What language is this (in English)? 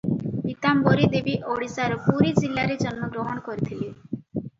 Odia